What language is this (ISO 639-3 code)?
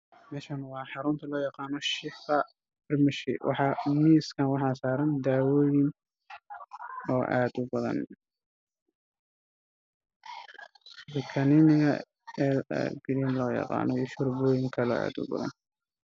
som